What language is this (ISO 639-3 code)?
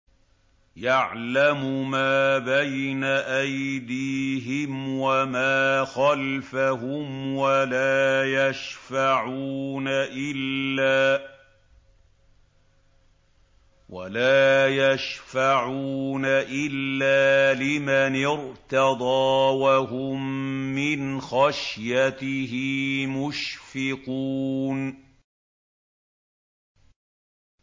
ara